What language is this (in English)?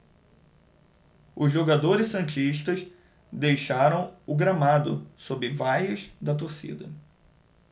Portuguese